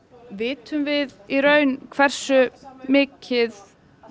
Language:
Icelandic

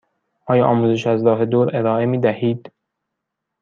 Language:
Persian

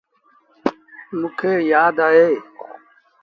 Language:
Sindhi Bhil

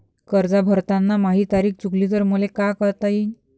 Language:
Marathi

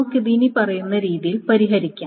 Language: Malayalam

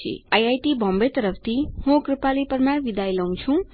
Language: Gujarati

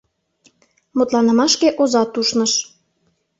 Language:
Mari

